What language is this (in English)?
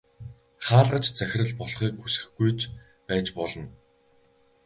Mongolian